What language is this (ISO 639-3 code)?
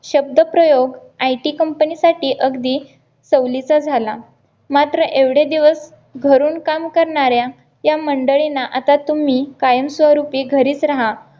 mar